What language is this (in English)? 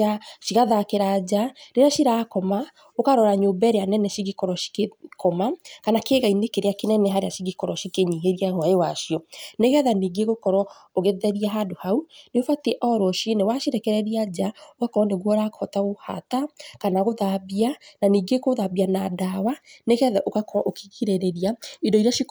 Kikuyu